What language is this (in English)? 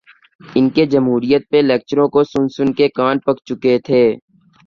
Urdu